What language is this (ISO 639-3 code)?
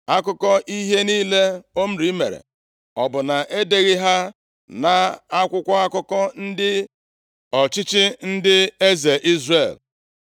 ibo